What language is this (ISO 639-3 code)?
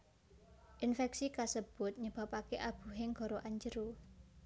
jav